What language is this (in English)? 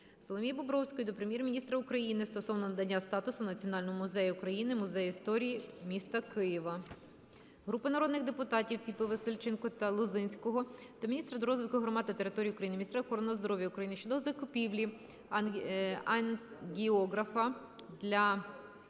Ukrainian